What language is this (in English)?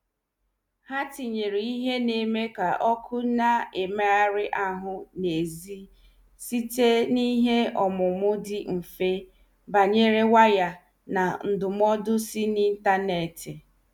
Igbo